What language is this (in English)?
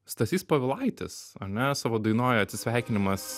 Lithuanian